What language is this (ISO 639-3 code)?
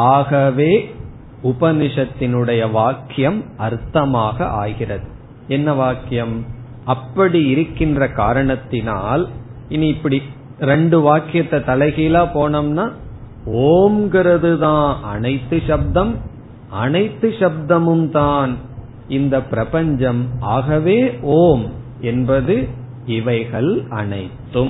tam